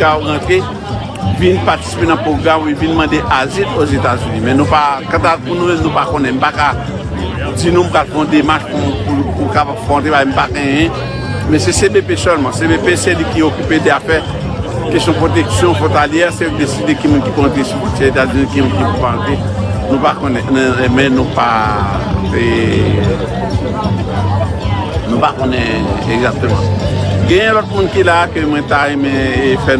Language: French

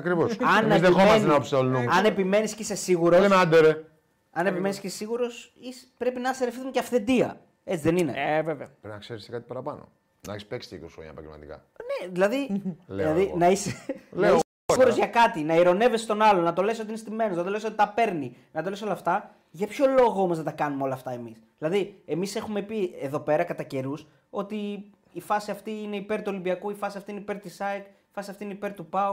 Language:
Greek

